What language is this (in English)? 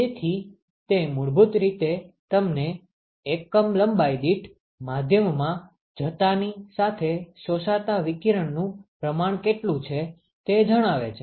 Gujarati